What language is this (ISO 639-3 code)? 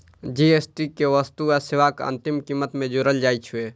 mai